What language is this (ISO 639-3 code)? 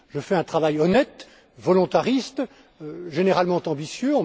fra